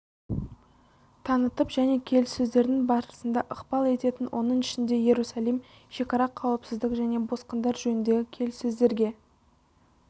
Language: Kazakh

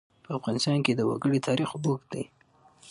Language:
Pashto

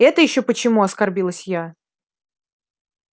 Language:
Russian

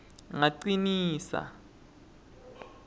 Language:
Swati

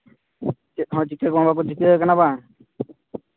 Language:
Santali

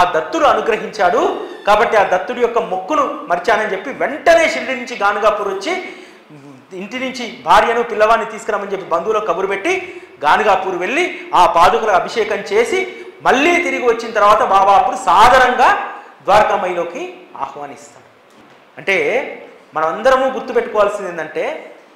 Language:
Telugu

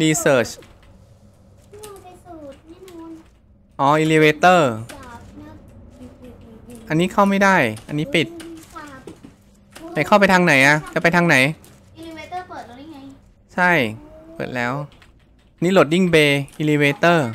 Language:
Thai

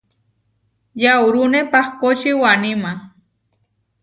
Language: Huarijio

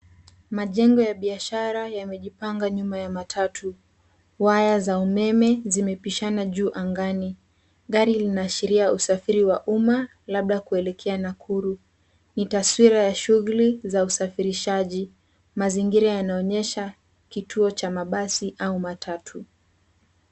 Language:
Swahili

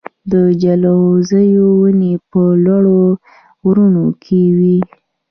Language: Pashto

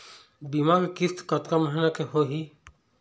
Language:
Chhattisgarhi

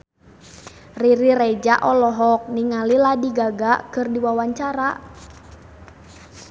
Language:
Sundanese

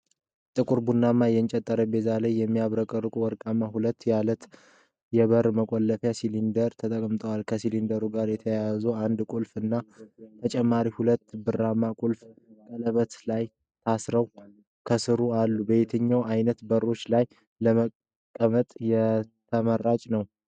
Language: Amharic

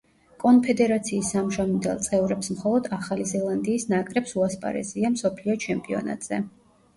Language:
Georgian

